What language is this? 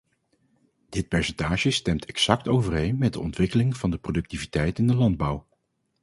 Dutch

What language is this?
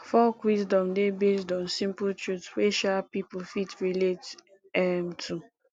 Nigerian Pidgin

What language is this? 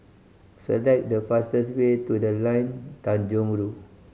English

